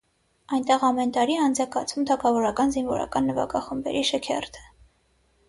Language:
Armenian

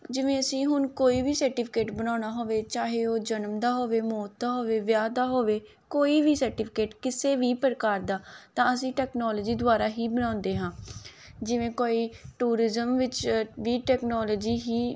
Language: Punjabi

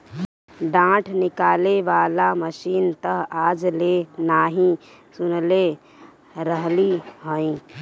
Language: Bhojpuri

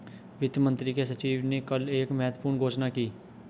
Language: Hindi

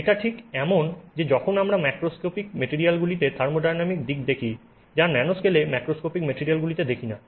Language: Bangla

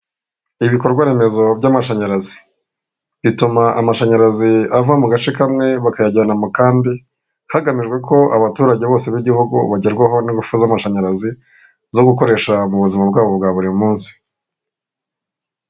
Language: Kinyarwanda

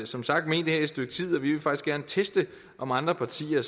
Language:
Danish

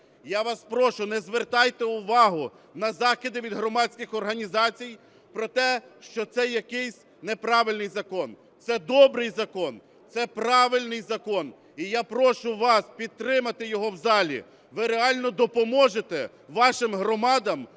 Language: Ukrainian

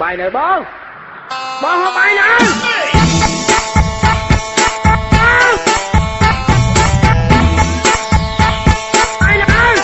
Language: English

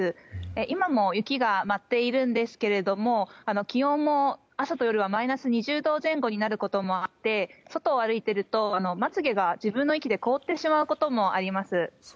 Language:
Japanese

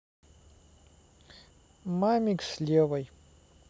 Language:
Russian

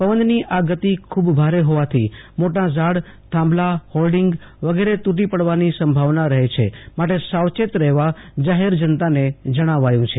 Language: Gujarati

